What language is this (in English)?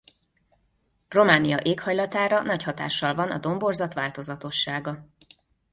Hungarian